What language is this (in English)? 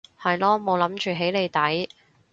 Cantonese